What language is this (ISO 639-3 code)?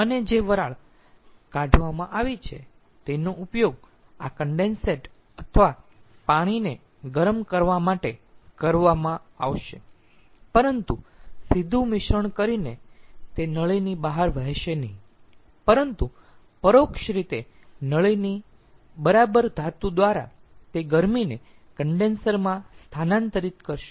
guj